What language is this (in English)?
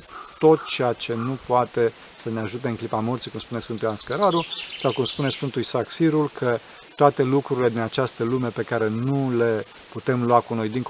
Romanian